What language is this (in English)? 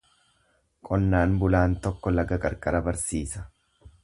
Oromo